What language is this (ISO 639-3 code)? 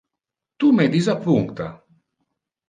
ina